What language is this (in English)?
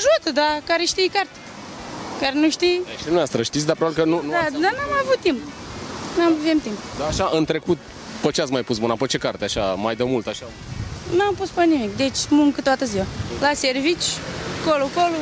Romanian